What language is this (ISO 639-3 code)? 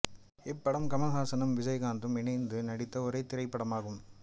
tam